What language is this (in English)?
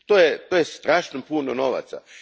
Croatian